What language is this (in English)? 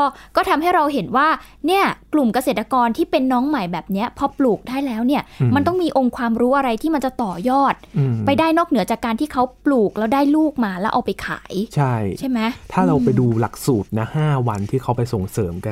Thai